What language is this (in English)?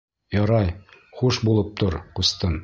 Bashkir